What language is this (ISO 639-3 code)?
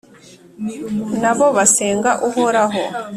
kin